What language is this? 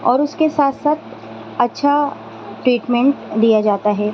Urdu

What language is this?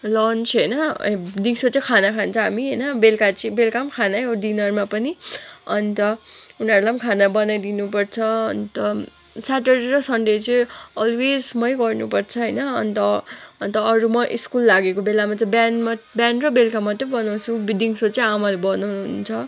Nepali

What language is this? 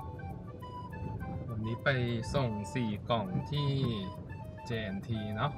Thai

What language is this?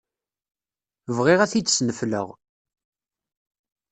Kabyle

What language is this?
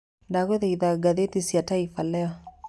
Kikuyu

